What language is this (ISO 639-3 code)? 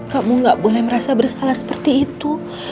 ind